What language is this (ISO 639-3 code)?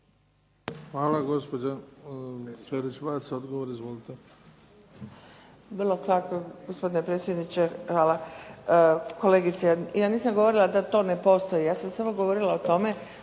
hrv